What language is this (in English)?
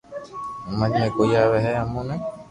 Loarki